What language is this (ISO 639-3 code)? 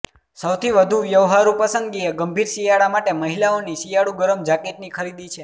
guj